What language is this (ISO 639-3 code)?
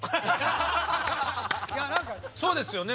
jpn